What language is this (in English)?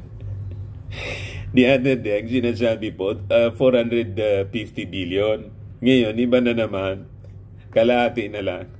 Filipino